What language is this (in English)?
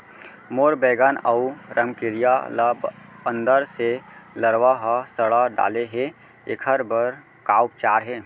Chhattisgarhi